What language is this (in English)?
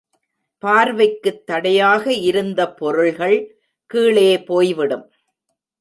Tamil